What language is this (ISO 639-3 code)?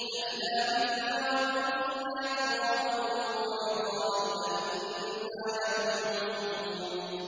ara